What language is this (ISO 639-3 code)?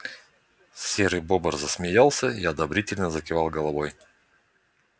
rus